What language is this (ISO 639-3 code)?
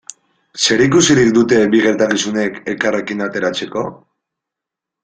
eus